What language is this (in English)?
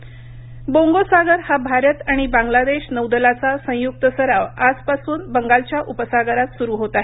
Marathi